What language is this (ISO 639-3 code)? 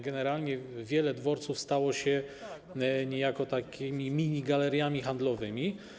pol